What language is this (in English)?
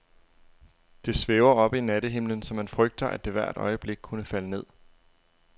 Danish